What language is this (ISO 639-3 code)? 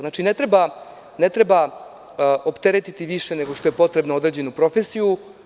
srp